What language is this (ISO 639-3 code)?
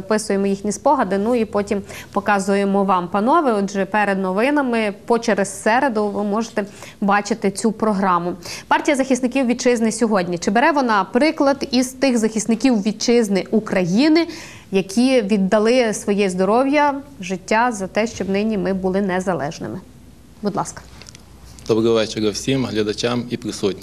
ukr